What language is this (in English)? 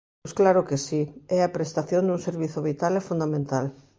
Galician